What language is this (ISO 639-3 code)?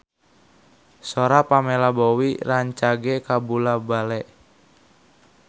sun